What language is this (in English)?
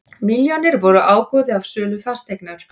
Icelandic